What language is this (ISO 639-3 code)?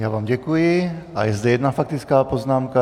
ces